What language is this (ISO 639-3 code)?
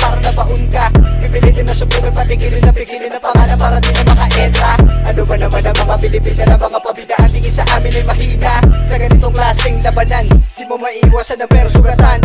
por